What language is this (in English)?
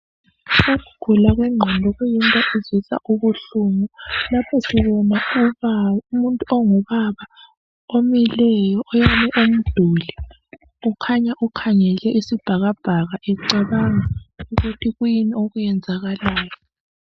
North Ndebele